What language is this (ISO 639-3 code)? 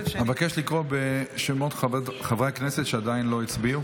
heb